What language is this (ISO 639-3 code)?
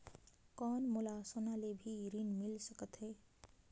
hne